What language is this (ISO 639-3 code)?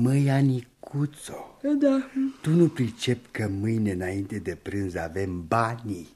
ron